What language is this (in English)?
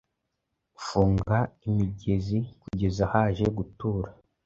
Kinyarwanda